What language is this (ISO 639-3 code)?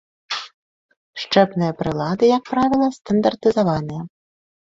bel